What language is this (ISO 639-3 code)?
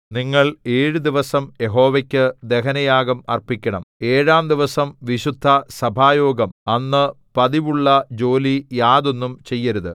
mal